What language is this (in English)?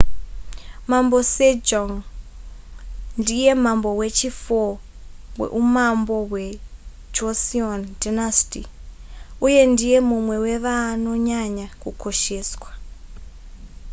Shona